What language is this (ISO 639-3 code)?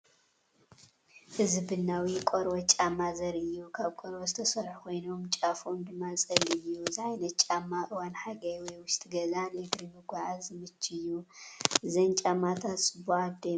tir